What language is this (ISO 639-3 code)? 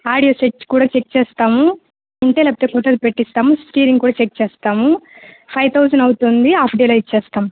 tel